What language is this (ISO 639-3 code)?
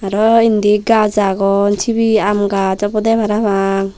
ccp